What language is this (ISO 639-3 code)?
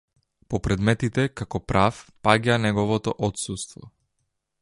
mkd